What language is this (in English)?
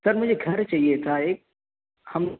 Urdu